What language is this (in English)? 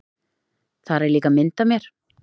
Icelandic